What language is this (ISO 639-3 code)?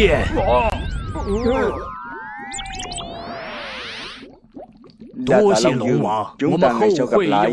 vie